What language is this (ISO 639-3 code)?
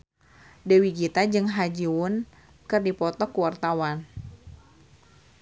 sun